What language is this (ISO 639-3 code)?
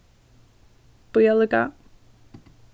fao